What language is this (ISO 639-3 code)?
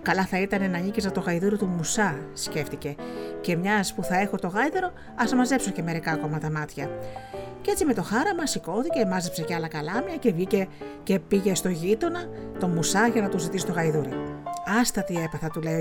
ell